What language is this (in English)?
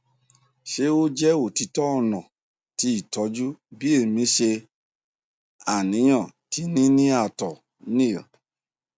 Yoruba